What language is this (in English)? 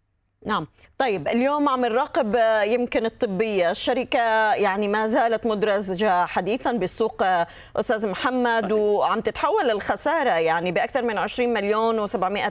Arabic